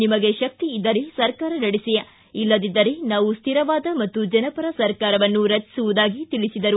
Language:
Kannada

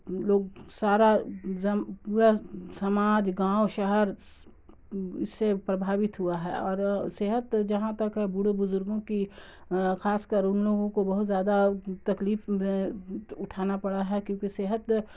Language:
Urdu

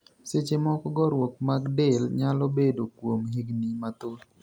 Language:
Luo (Kenya and Tanzania)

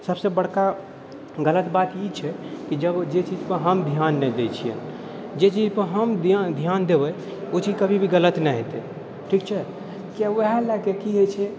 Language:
Maithili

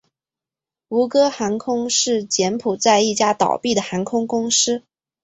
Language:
Chinese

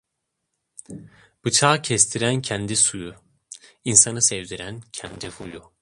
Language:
Turkish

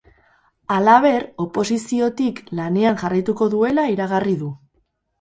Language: Basque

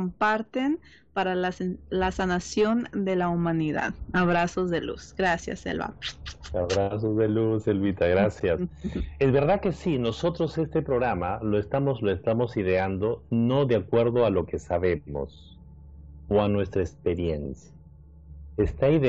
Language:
Spanish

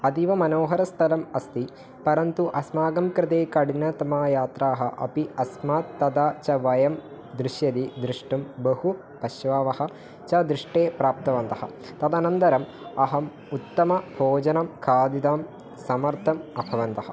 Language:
Sanskrit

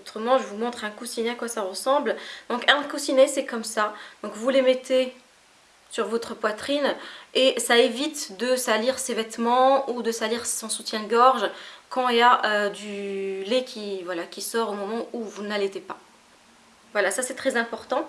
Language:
French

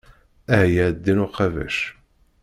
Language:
Kabyle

